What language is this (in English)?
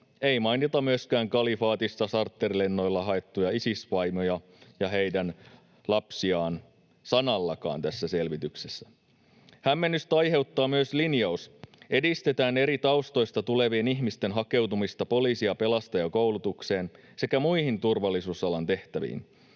Finnish